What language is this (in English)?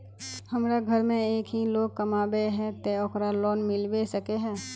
Magahi